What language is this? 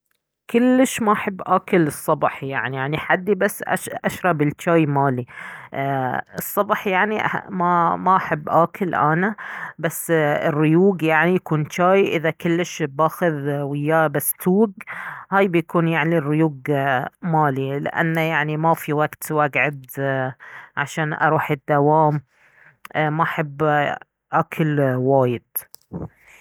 Baharna Arabic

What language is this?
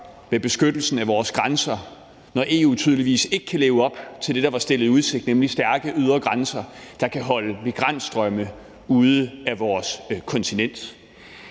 Danish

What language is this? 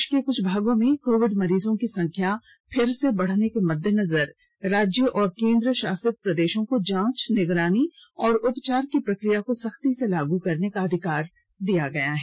Hindi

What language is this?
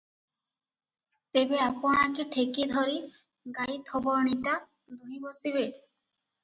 Odia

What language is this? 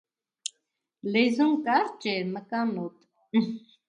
Armenian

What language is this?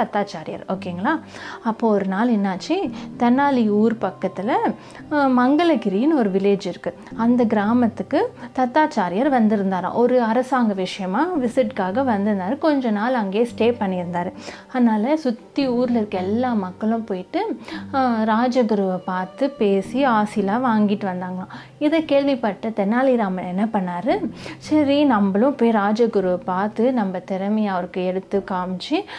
Tamil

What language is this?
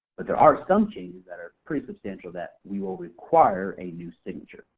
English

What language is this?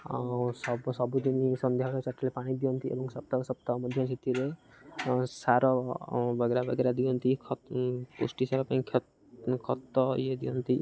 Odia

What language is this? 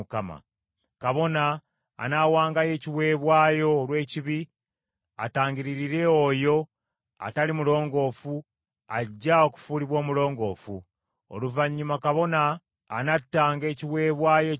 Ganda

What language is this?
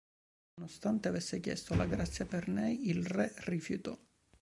Italian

